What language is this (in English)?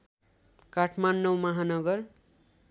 Nepali